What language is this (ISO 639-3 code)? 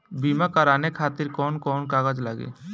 bho